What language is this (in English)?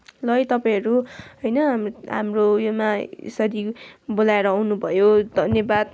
Nepali